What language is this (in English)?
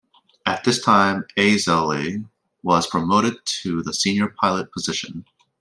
English